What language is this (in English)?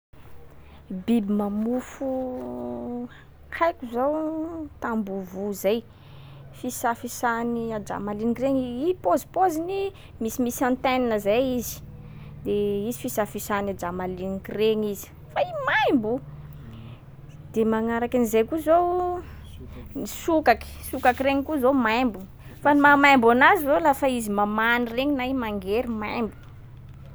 Sakalava Malagasy